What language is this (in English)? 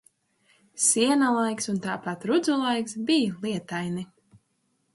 Latvian